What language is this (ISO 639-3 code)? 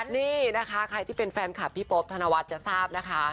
tha